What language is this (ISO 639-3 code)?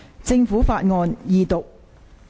yue